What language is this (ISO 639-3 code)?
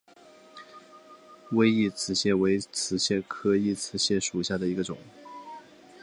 zho